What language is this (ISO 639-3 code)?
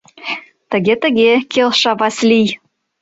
chm